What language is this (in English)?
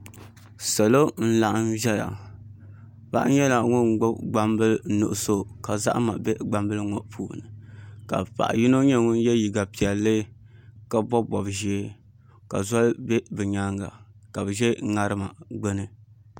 Dagbani